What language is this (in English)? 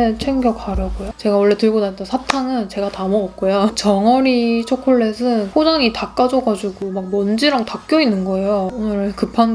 Korean